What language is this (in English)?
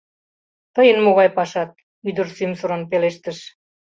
Mari